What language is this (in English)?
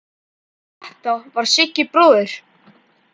Icelandic